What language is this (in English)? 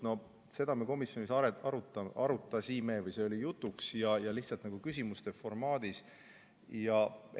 Estonian